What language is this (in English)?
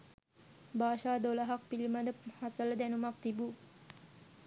Sinhala